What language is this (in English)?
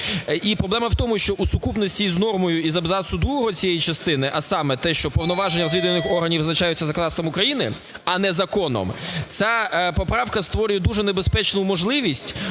Ukrainian